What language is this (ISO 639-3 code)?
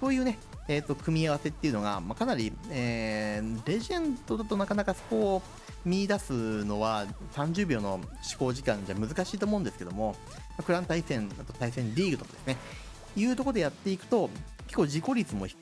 jpn